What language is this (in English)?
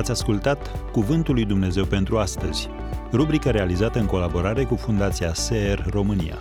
Romanian